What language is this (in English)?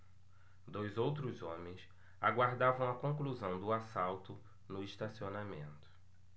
Portuguese